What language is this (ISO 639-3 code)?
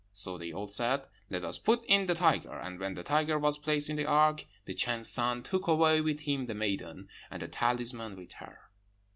eng